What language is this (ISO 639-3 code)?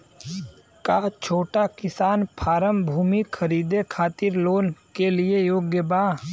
bho